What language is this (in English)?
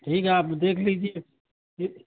Urdu